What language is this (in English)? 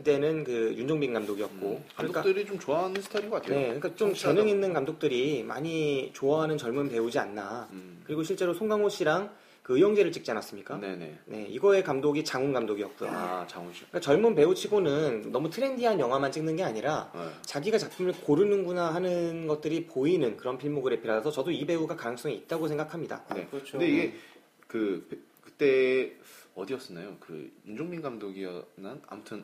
Korean